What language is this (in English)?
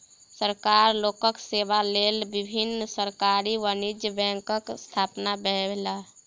Maithili